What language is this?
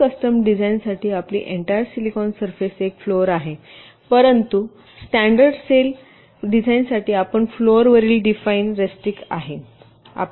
Marathi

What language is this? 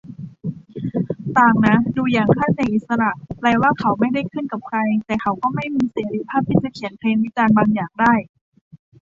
Thai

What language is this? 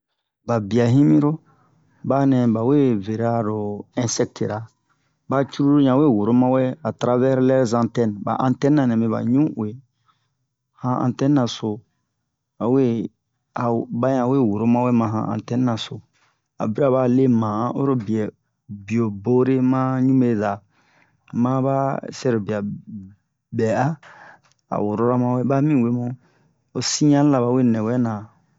Bomu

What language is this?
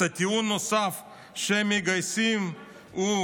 Hebrew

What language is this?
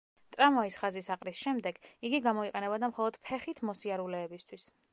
Georgian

